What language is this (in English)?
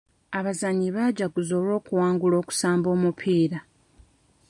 Ganda